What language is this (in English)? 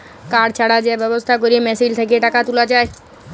Bangla